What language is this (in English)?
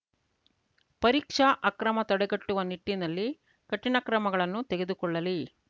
Kannada